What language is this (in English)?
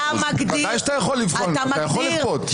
Hebrew